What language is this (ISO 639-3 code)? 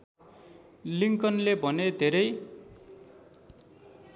nep